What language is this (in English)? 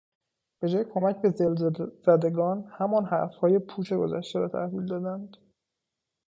Persian